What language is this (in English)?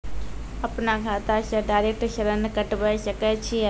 Maithili